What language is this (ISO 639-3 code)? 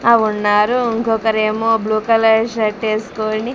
tel